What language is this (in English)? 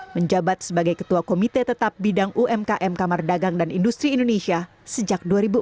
Indonesian